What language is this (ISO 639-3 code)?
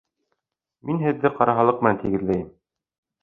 bak